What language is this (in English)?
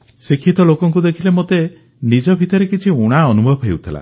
Odia